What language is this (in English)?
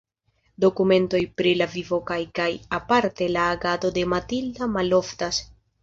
Esperanto